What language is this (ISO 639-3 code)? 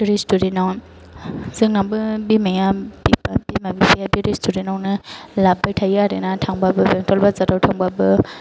brx